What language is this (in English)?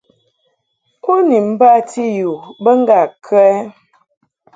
Mungaka